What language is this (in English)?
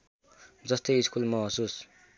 Nepali